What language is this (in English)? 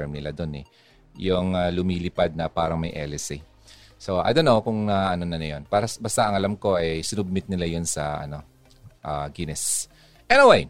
Filipino